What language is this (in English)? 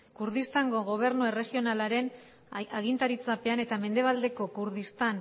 Basque